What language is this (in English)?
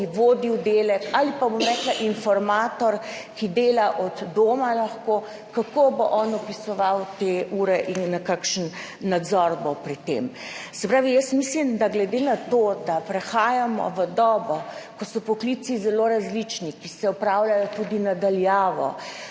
Slovenian